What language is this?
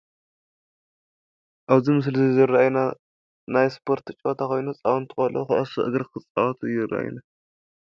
Tigrinya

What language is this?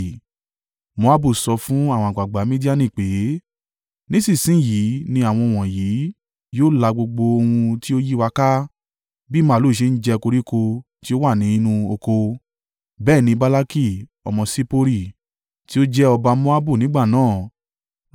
Yoruba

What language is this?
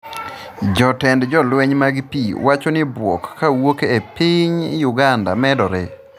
Luo (Kenya and Tanzania)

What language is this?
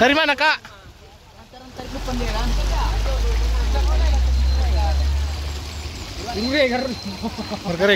Indonesian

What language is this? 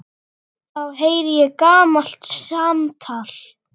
Icelandic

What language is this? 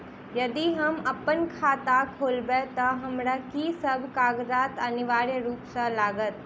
Maithili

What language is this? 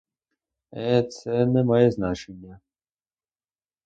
Ukrainian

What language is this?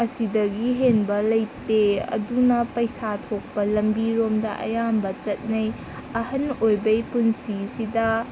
Manipuri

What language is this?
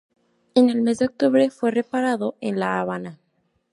Spanish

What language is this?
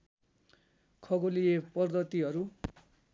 Nepali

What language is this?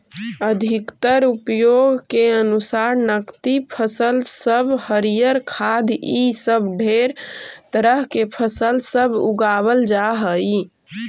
Magahi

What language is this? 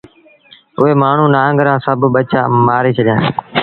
Sindhi Bhil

